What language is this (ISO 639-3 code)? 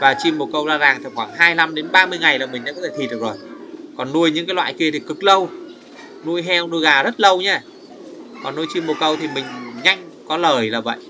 vie